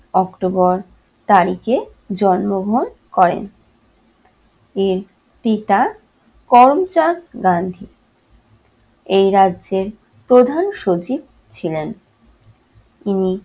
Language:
Bangla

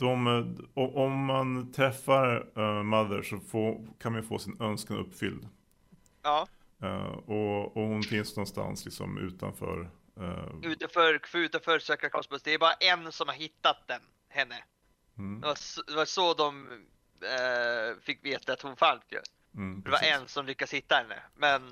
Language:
Swedish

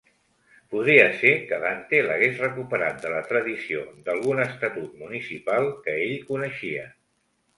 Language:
Catalan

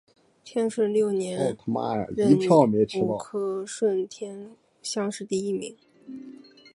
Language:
Chinese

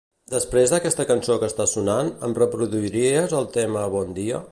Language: Catalan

